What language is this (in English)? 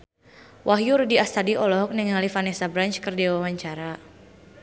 Sundanese